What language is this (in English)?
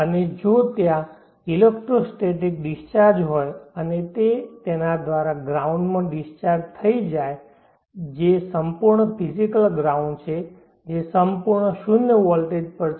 Gujarati